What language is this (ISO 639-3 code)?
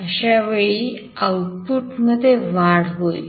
mar